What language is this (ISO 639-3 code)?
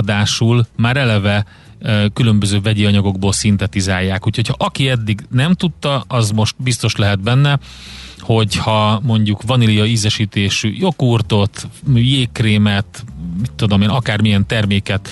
hun